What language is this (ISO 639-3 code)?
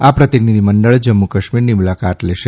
guj